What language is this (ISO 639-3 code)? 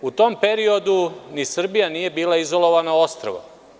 srp